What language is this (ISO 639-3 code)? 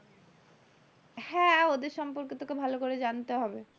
ben